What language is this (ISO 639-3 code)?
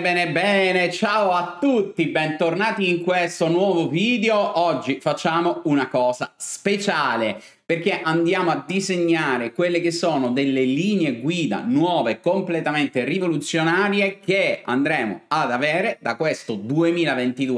ita